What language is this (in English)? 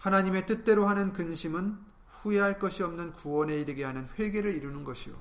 Korean